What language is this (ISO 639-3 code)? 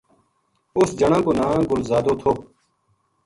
gju